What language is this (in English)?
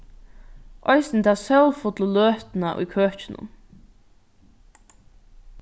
Faroese